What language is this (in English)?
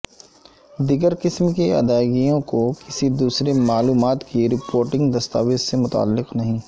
Urdu